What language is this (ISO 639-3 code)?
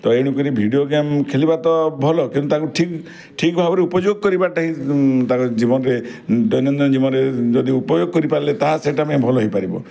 ori